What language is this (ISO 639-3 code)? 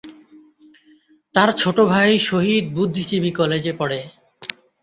ben